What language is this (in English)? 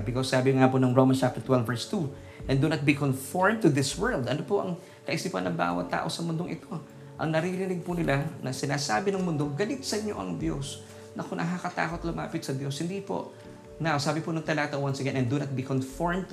Filipino